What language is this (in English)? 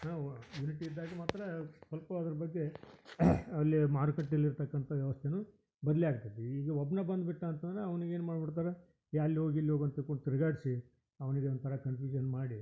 Kannada